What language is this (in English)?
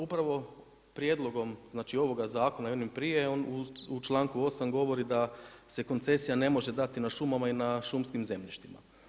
Croatian